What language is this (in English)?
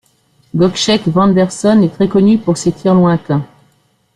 French